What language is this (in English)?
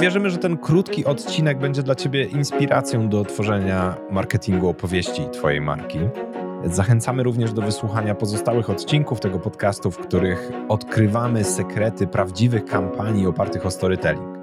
Polish